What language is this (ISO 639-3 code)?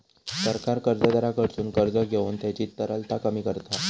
mar